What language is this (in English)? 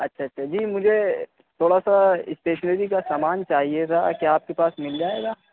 Urdu